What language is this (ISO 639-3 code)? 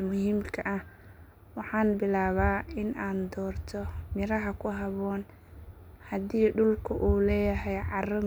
som